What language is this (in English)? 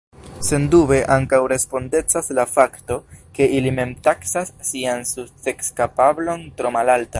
Esperanto